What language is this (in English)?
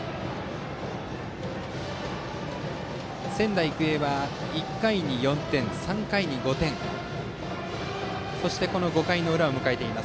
Japanese